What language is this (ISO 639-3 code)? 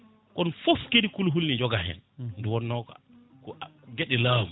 ful